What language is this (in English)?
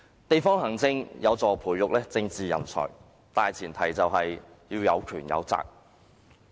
Cantonese